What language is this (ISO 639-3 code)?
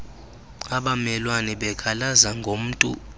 xho